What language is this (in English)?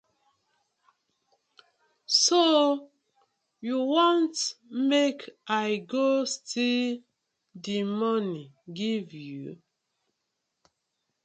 Nigerian Pidgin